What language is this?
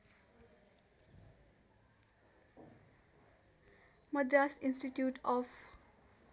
Nepali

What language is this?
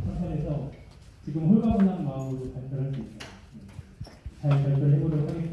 Korean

